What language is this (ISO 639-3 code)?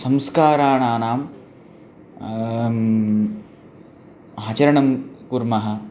san